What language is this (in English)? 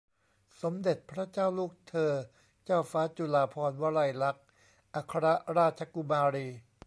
Thai